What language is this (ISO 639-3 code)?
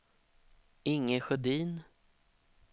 swe